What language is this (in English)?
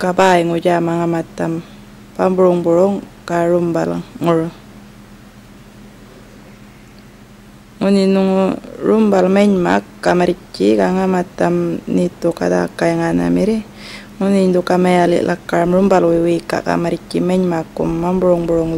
Indonesian